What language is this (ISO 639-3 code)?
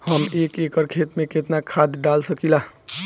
bho